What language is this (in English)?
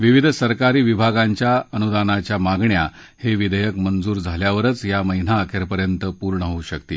Marathi